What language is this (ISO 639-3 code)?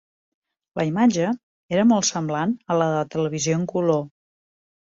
cat